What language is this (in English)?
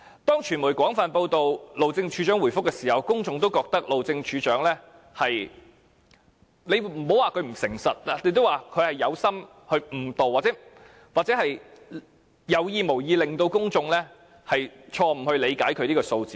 Cantonese